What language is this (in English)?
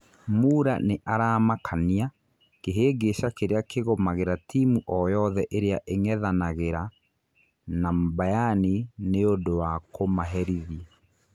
Kikuyu